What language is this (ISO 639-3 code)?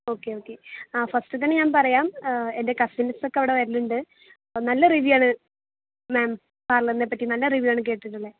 mal